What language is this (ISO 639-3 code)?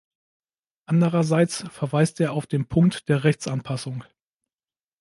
deu